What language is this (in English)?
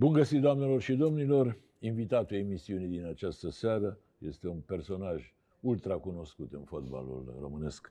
Romanian